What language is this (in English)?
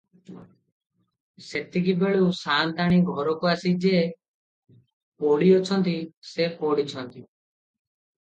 Odia